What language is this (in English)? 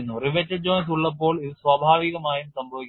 Malayalam